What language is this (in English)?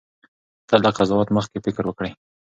Pashto